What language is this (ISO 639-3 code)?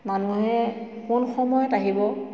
asm